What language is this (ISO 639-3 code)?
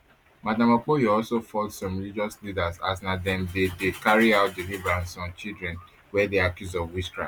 pcm